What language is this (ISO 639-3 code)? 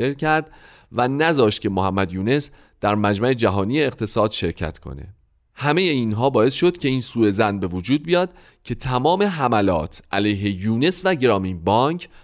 fas